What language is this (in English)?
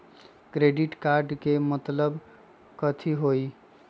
Magahi